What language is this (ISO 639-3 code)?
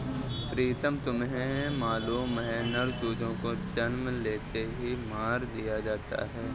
hin